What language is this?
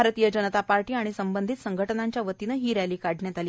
Marathi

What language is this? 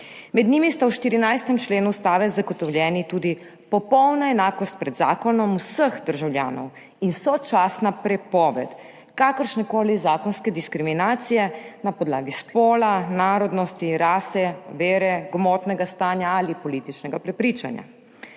Slovenian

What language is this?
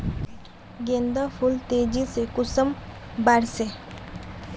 Magahi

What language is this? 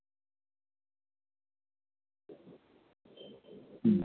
Santali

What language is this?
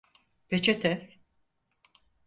Turkish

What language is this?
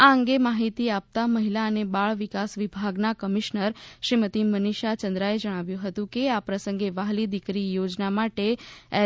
Gujarati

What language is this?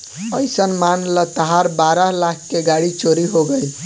Bhojpuri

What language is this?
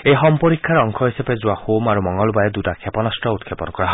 Assamese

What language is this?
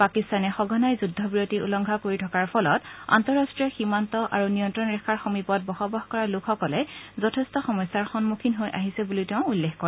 Assamese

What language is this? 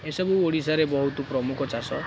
Odia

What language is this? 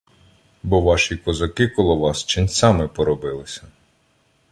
Ukrainian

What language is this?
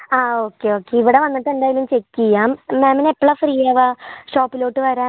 Malayalam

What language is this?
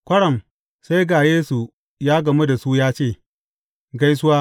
Hausa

